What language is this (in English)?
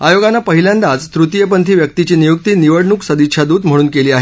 Marathi